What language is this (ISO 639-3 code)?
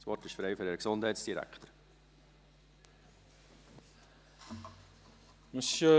gsw